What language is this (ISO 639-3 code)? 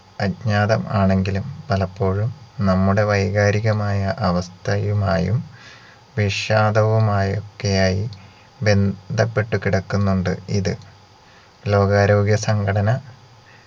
mal